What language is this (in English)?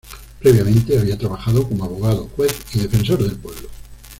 Spanish